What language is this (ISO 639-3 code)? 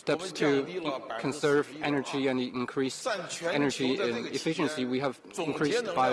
eng